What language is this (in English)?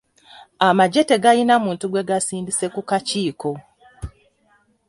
Ganda